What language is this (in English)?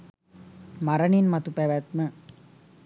Sinhala